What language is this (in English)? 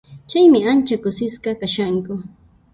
Puno Quechua